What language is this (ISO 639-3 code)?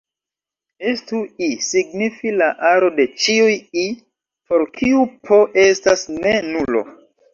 epo